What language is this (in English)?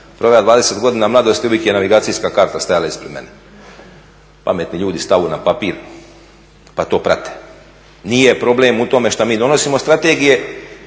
Croatian